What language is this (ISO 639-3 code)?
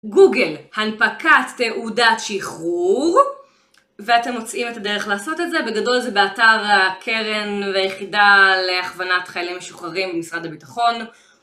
heb